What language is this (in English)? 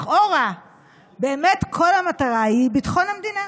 Hebrew